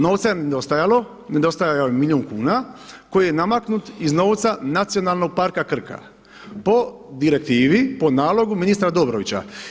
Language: Croatian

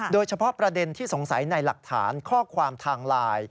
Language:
Thai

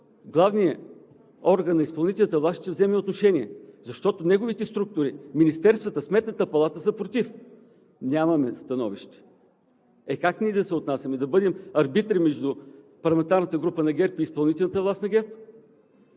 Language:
Bulgarian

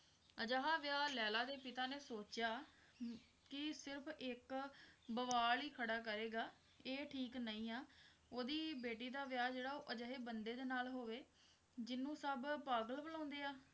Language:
Punjabi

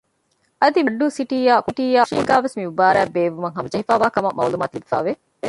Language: Divehi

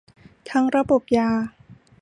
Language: Thai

